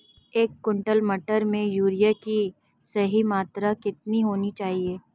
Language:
Hindi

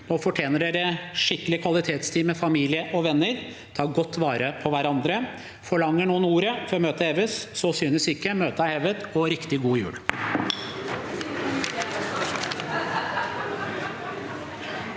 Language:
Norwegian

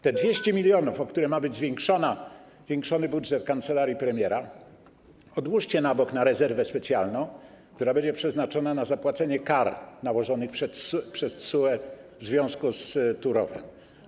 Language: Polish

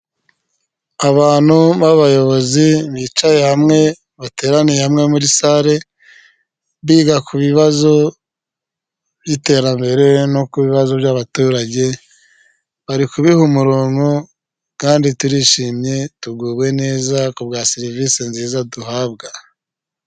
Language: Kinyarwanda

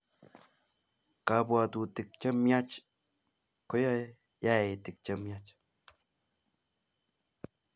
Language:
Kalenjin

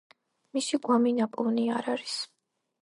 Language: Georgian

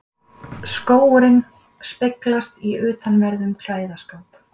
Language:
Icelandic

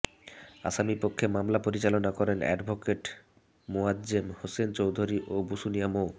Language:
Bangla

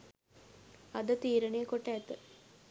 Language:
Sinhala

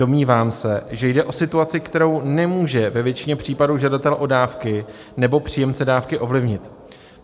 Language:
Czech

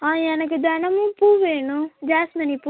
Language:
Tamil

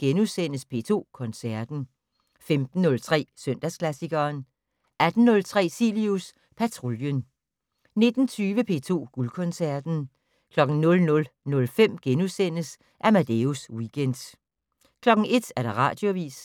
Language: Danish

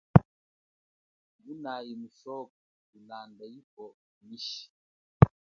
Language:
Chokwe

